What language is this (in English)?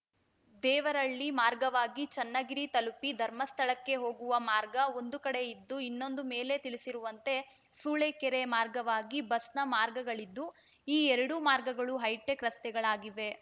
Kannada